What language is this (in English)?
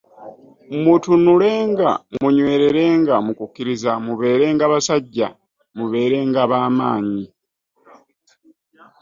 Ganda